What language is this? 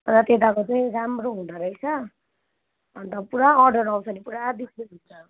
Nepali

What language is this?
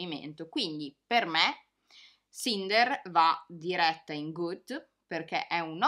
Italian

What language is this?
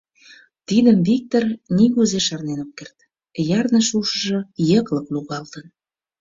Mari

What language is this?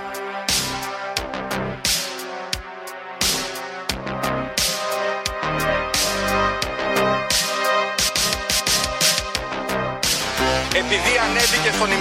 Greek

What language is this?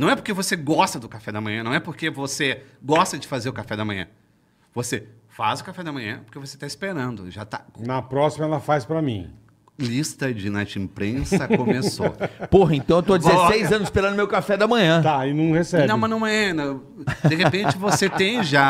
Portuguese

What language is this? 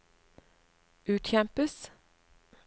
Norwegian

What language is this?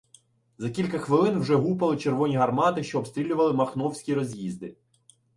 Ukrainian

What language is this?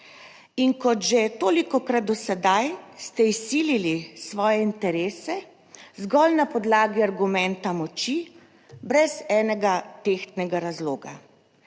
Slovenian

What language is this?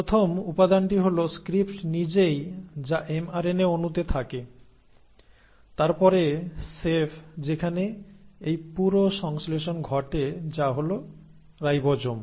Bangla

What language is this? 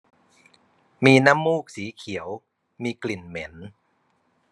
Thai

